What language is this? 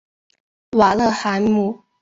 Chinese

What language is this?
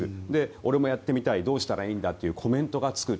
Japanese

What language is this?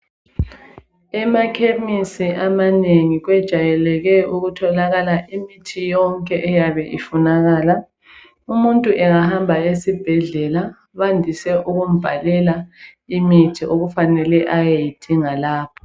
North Ndebele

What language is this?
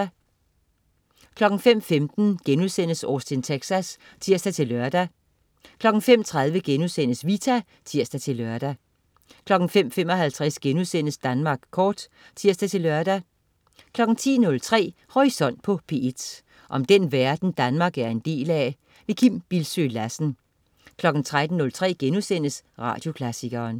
Danish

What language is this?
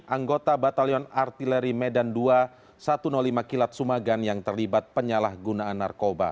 Indonesian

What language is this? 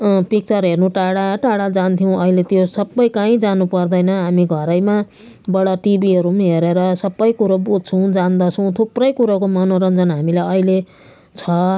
Nepali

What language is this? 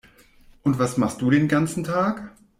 German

